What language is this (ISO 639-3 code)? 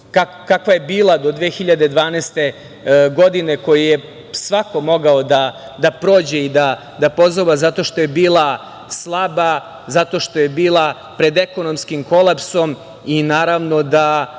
srp